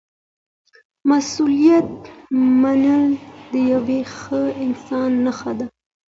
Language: Pashto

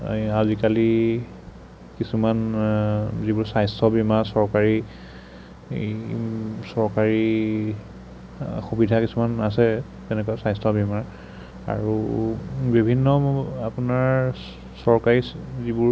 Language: Assamese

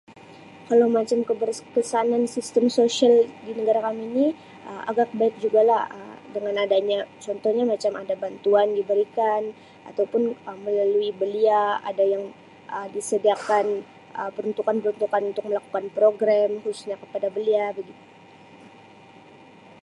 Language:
Sabah Malay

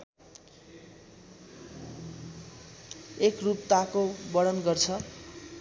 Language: Nepali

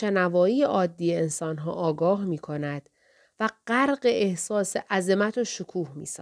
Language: Persian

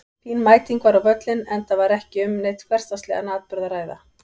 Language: Icelandic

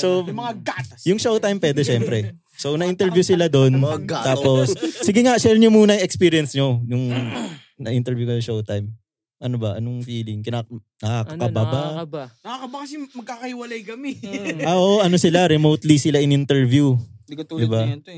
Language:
Filipino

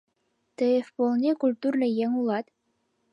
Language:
Mari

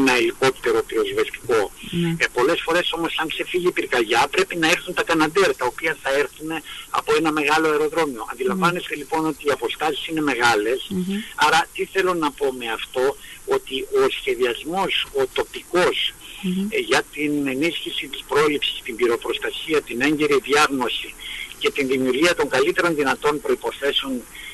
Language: Greek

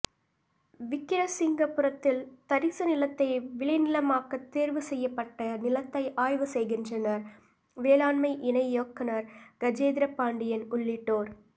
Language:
Tamil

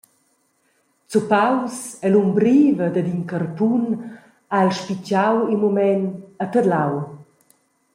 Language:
Romansh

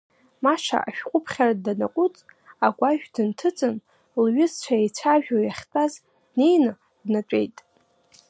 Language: Abkhazian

